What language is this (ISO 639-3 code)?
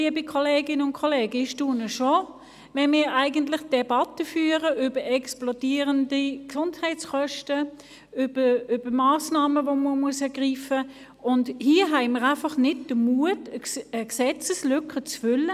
gsw